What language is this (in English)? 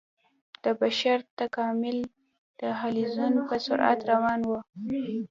Pashto